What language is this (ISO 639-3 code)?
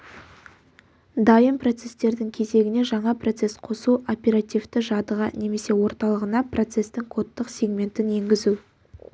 kaz